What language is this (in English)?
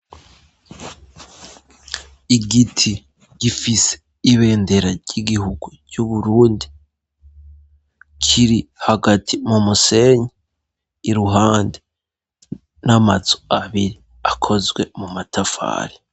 Rundi